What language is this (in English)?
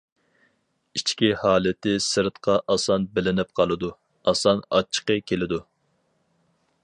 Uyghur